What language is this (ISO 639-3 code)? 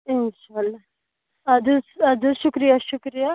kas